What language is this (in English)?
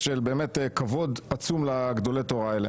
Hebrew